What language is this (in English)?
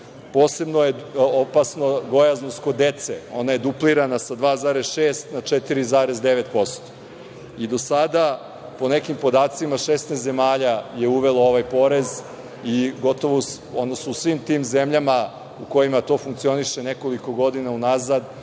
Serbian